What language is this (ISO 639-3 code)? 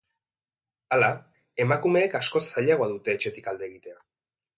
eus